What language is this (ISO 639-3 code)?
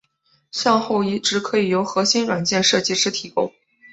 zho